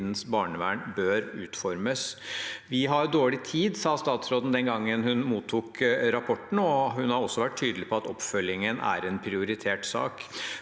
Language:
Norwegian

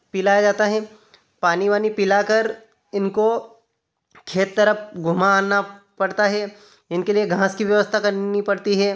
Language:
Hindi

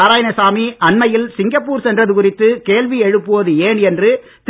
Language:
Tamil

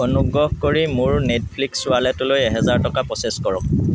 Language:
Assamese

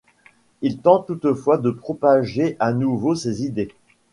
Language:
French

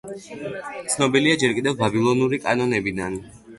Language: Georgian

